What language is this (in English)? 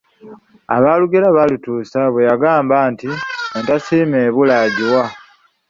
Ganda